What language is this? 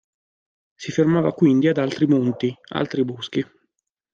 Italian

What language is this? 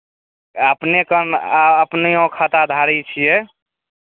Maithili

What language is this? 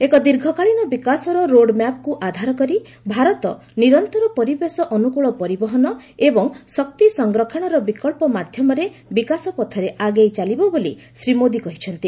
Odia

